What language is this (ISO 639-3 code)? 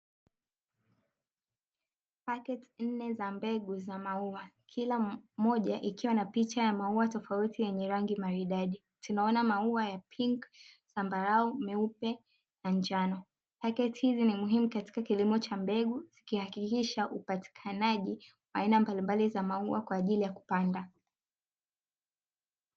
swa